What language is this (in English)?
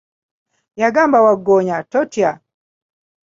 Ganda